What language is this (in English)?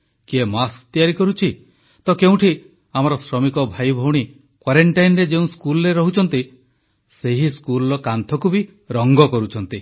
Odia